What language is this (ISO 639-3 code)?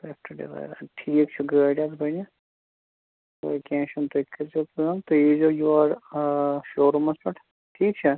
kas